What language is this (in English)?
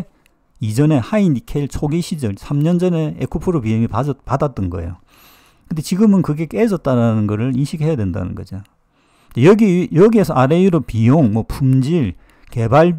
Korean